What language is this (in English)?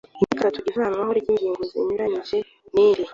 Kinyarwanda